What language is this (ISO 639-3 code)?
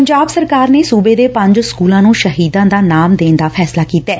pan